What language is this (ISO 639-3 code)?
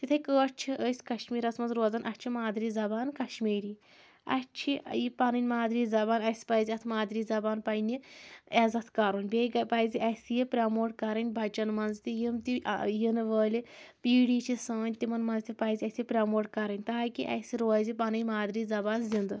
kas